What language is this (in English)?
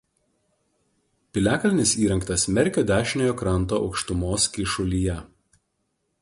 Lithuanian